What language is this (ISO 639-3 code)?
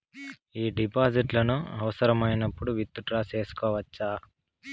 tel